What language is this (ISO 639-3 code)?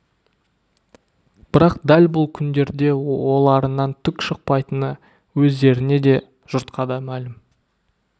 kaz